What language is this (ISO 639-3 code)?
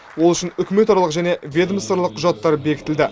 kaz